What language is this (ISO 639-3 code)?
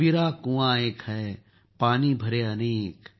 mar